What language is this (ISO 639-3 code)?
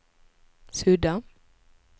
swe